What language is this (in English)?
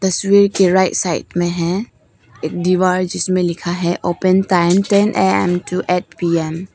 Hindi